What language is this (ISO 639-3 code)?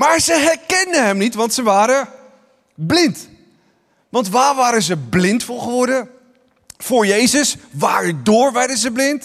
nld